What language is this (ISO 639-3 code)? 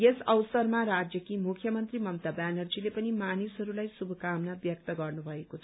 nep